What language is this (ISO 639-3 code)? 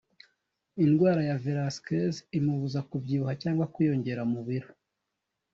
kin